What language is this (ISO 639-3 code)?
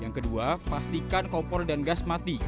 ind